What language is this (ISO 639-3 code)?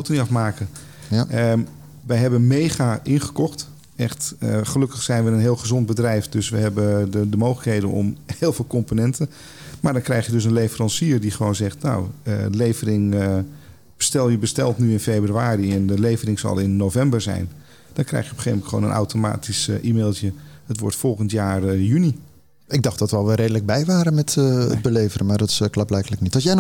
nld